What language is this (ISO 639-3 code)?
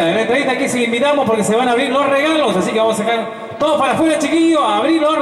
spa